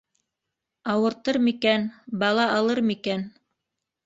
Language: Bashkir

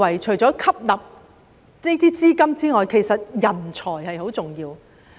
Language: Cantonese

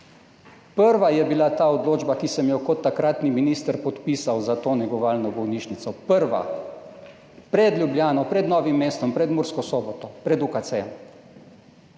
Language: Slovenian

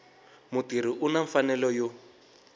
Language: Tsonga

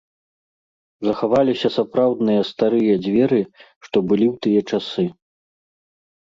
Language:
Belarusian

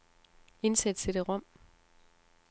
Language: Danish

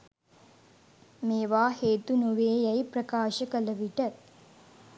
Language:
Sinhala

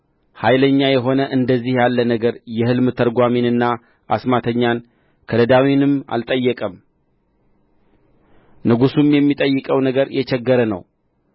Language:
Amharic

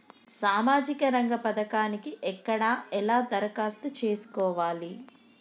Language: Telugu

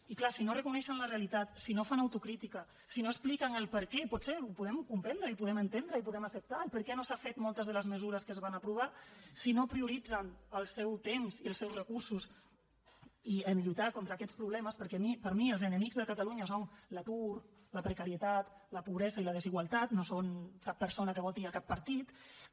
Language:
Catalan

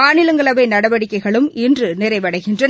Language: Tamil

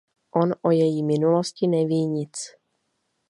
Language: Czech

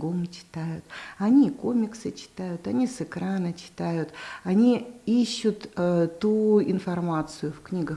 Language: Russian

